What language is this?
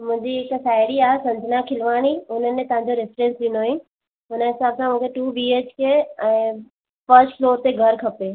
Sindhi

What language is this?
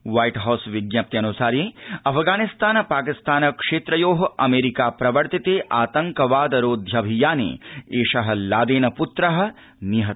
Sanskrit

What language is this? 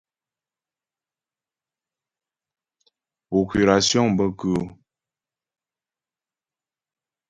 Ghomala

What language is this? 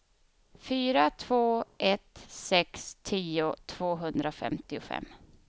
Swedish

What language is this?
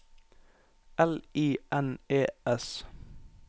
Norwegian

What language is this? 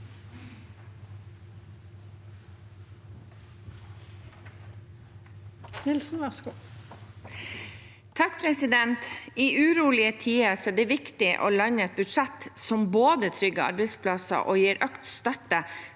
Norwegian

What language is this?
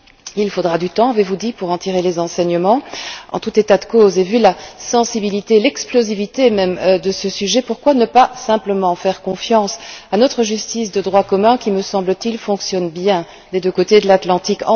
French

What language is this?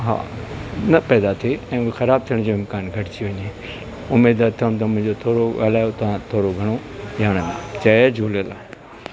Sindhi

